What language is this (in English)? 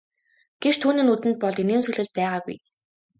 Mongolian